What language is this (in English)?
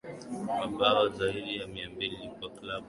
Swahili